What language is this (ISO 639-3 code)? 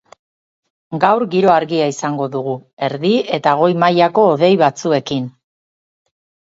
eus